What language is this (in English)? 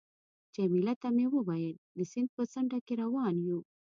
Pashto